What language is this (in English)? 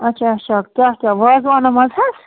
Kashmiri